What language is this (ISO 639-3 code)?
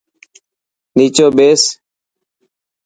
mki